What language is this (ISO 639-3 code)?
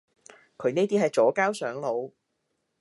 yue